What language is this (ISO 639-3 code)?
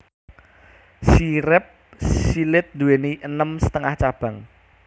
jav